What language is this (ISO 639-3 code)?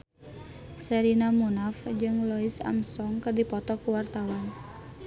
sun